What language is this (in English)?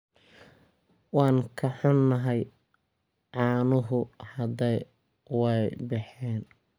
Somali